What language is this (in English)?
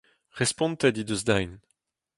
Breton